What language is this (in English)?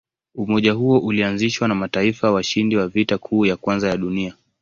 Swahili